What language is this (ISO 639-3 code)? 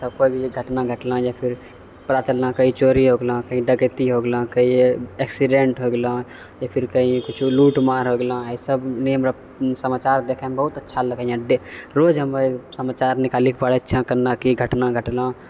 mai